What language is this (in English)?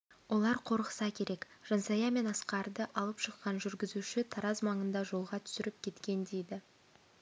Kazakh